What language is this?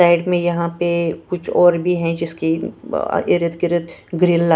Hindi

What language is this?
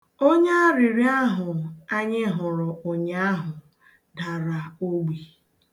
Igbo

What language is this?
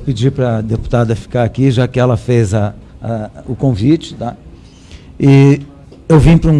Portuguese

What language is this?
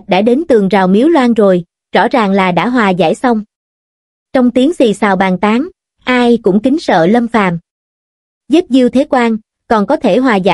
Vietnamese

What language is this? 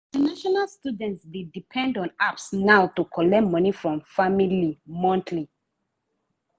Nigerian Pidgin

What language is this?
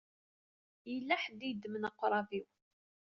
Kabyle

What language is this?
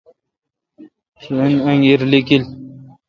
Kalkoti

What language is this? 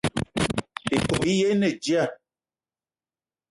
Eton (Cameroon)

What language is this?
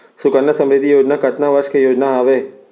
Chhattisgarhi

